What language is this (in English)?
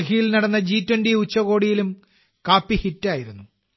Malayalam